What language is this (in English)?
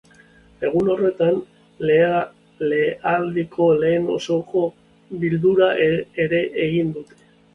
Basque